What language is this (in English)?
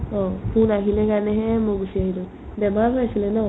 Assamese